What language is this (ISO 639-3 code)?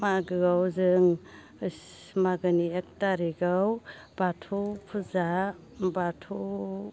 brx